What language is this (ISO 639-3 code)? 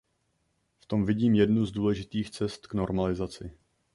ces